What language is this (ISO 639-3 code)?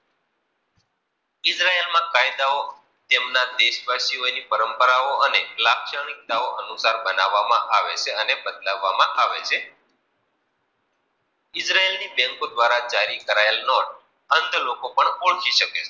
guj